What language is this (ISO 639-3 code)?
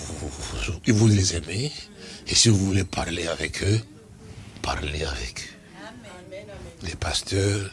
fra